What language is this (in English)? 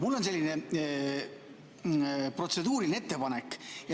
Estonian